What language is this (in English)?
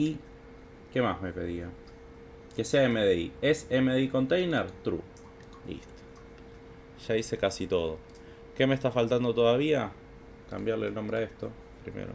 Spanish